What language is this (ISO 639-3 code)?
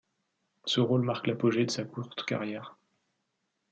fra